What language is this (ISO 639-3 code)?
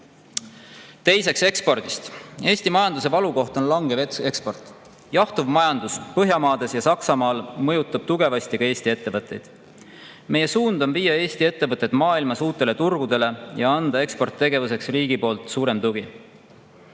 est